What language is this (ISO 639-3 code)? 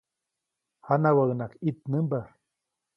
zoc